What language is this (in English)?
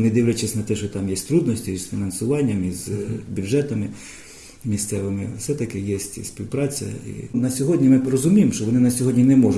Ukrainian